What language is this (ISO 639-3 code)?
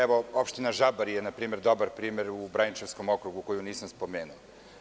srp